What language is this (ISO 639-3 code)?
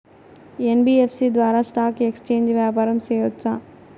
tel